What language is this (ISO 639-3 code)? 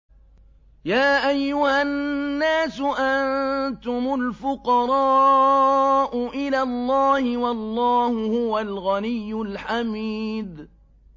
ara